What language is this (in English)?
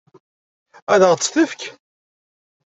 Kabyle